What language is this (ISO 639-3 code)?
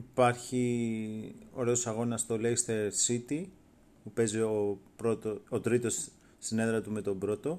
ell